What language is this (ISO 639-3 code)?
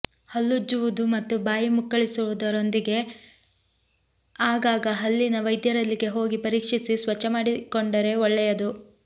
kan